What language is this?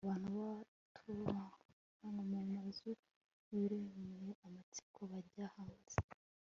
Kinyarwanda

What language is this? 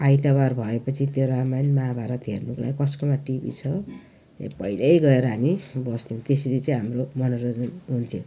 Nepali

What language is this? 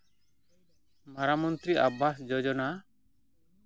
Santali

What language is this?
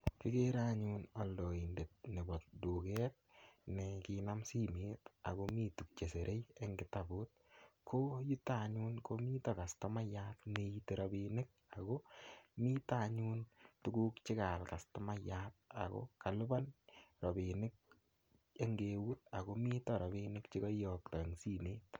Kalenjin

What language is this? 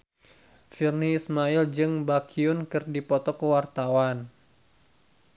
Sundanese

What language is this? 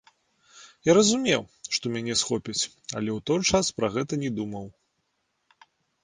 Belarusian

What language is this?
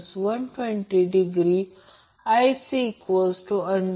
Marathi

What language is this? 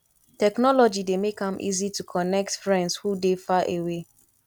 Nigerian Pidgin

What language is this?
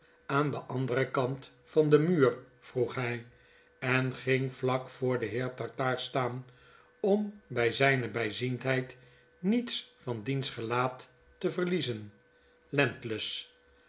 Dutch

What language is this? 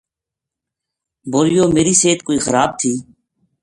Gujari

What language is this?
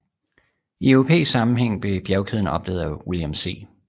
Danish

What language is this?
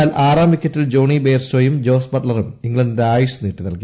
Malayalam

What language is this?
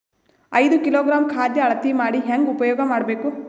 Kannada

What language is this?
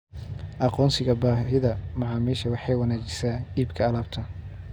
Somali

